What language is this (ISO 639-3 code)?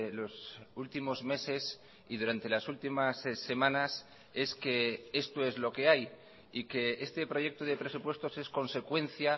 spa